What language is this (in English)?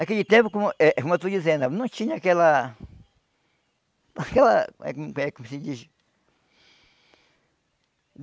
Portuguese